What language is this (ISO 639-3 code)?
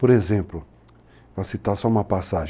por